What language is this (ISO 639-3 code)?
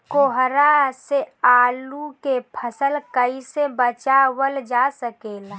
bho